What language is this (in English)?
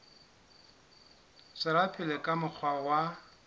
Southern Sotho